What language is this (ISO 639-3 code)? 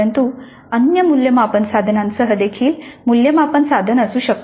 mar